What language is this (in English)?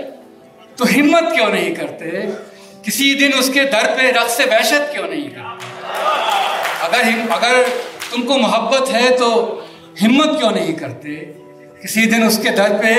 Urdu